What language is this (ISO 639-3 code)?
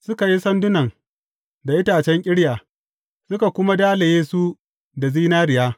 hau